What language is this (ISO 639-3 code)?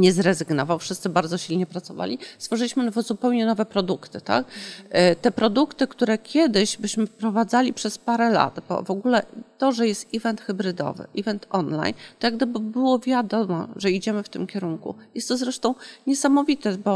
pol